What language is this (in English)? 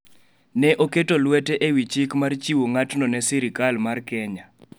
Luo (Kenya and Tanzania)